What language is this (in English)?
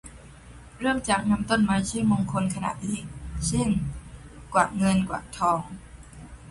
Thai